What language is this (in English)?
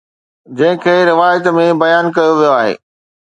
Sindhi